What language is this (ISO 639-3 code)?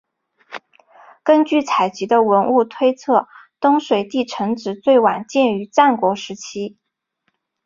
zho